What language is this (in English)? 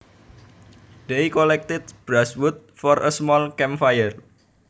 Javanese